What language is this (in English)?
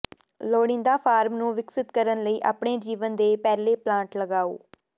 Punjabi